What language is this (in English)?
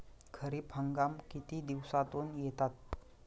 Marathi